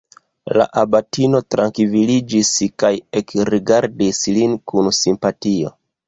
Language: Esperanto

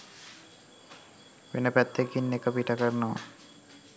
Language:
Sinhala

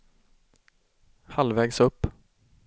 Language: Swedish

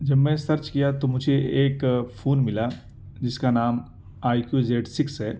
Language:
Urdu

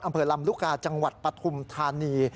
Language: Thai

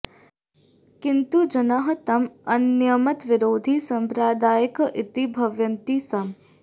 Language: Sanskrit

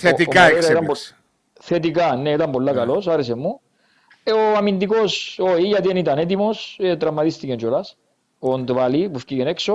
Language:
Greek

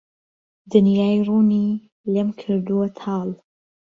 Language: Central Kurdish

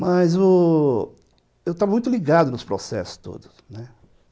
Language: Portuguese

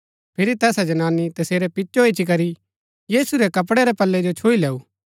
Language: Gaddi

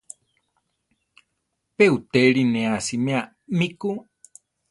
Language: Central Tarahumara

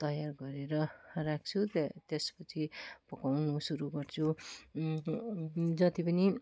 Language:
Nepali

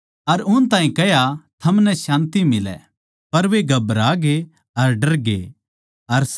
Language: Haryanvi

